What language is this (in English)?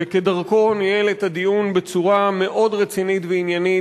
Hebrew